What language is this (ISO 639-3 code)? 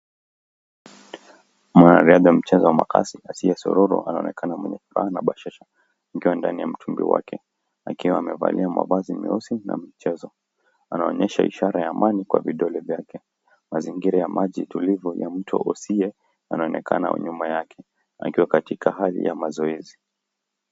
swa